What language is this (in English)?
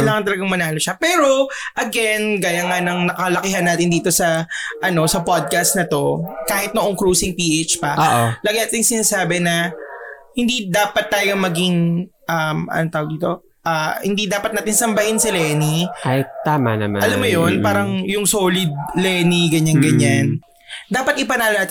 Filipino